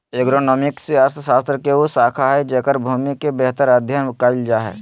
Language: Magahi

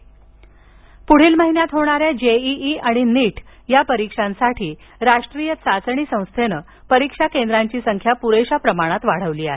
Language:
Marathi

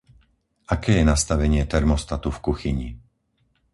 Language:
Slovak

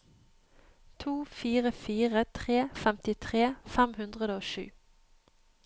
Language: Norwegian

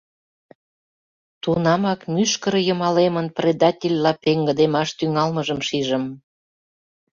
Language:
Mari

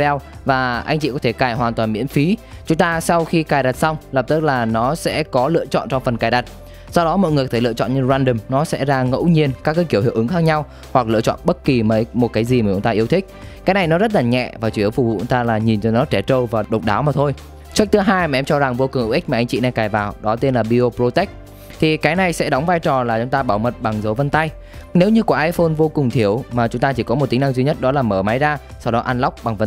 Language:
Vietnamese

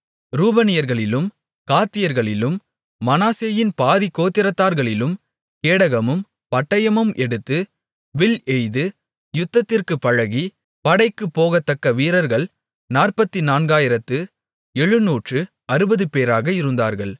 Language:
Tamil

